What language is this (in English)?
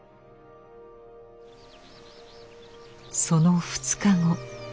Japanese